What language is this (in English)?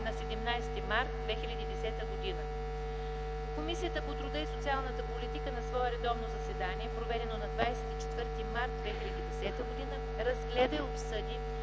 Bulgarian